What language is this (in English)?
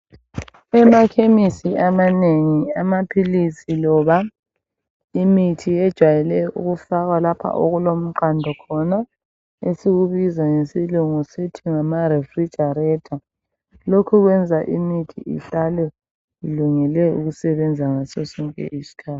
North Ndebele